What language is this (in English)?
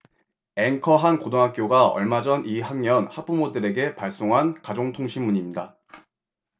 Korean